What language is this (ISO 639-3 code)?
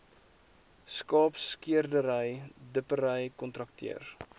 afr